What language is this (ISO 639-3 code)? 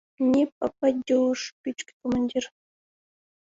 chm